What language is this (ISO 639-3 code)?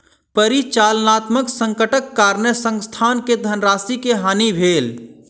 mai